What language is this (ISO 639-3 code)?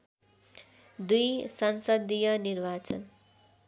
nep